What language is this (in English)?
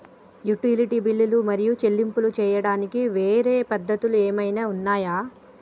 Telugu